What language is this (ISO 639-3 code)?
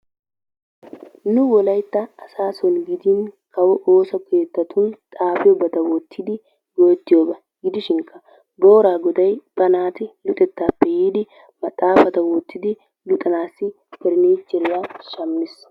wal